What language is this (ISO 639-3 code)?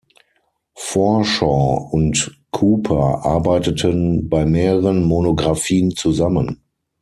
deu